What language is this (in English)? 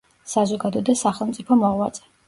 Georgian